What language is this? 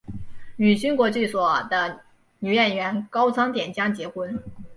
Chinese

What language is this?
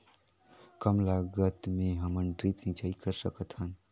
Chhattisgarhi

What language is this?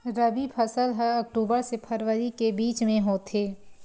Chhattisgarhi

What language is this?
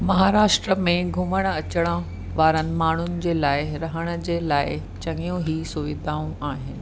Sindhi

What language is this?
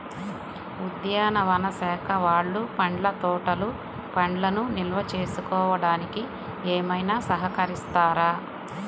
Telugu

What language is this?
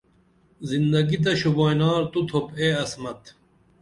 Dameli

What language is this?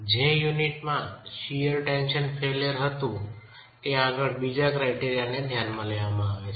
Gujarati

